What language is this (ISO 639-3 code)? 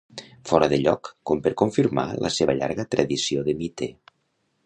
cat